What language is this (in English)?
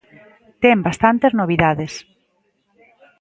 Galician